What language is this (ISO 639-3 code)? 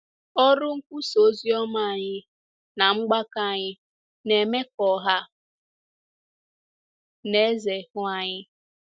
ibo